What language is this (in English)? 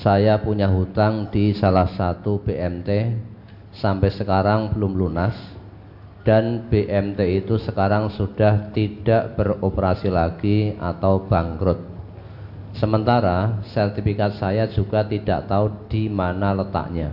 Indonesian